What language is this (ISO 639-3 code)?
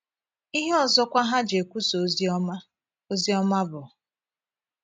ibo